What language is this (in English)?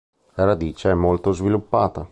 Italian